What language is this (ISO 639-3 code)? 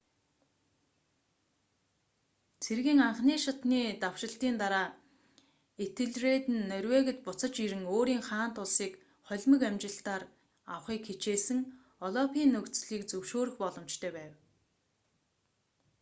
mon